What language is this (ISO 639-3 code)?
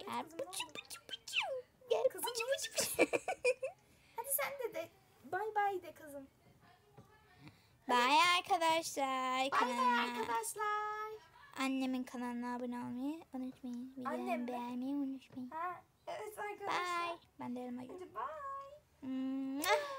tur